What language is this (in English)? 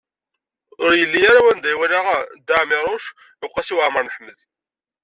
Kabyle